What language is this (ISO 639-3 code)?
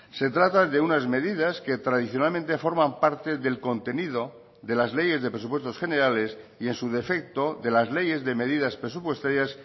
spa